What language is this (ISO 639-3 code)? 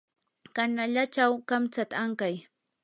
qur